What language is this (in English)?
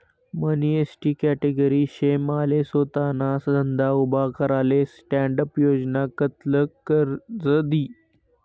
Marathi